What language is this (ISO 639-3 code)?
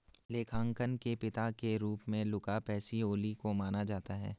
hin